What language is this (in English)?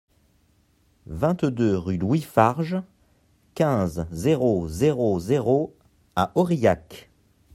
French